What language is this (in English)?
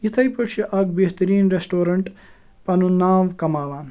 Kashmiri